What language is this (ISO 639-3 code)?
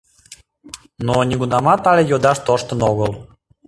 chm